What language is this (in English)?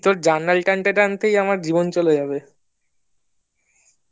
Bangla